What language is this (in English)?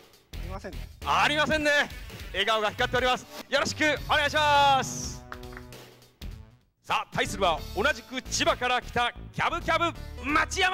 Japanese